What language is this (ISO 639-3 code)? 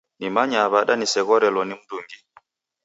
dav